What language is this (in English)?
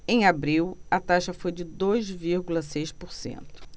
Portuguese